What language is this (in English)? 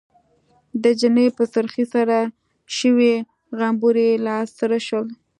Pashto